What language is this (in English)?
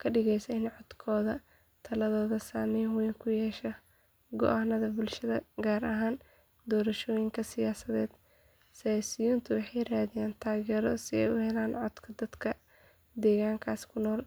Somali